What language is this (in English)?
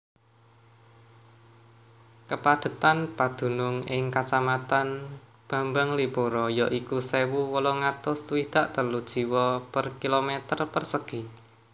Javanese